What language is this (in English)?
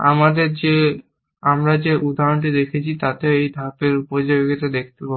Bangla